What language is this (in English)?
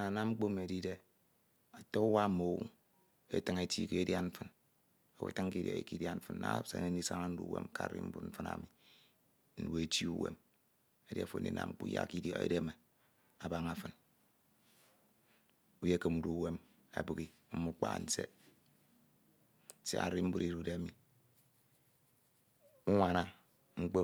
Ito